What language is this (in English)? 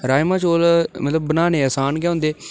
Dogri